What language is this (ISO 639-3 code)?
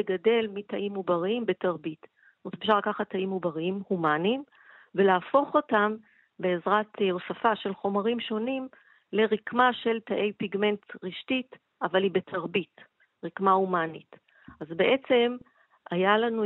heb